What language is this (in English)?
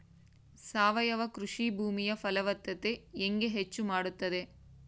Kannada